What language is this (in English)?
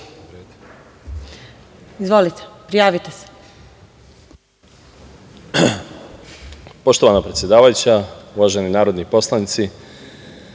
Serbian